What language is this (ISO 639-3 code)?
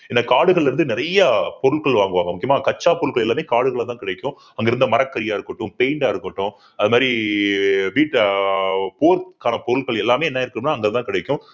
tam